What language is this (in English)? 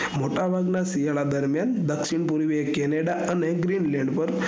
Gujarati